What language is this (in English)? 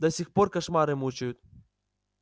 Russian